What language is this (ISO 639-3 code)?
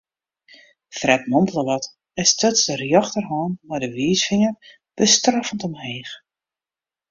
fry